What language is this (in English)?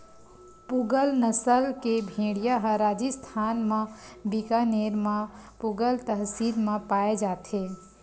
Chhattisgarhi